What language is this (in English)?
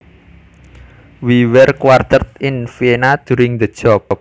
Javanese